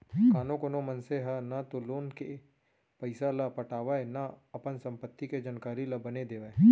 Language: Chhattisgarhi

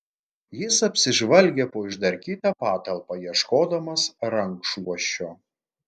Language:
Lithuanian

